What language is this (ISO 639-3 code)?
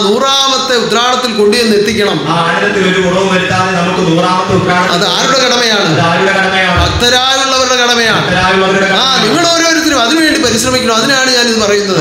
ara